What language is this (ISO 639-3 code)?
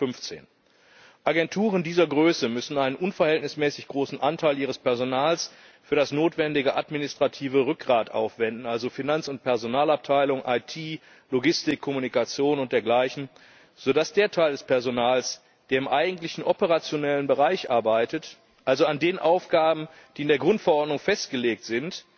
deu